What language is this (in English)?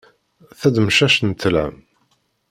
Kabyle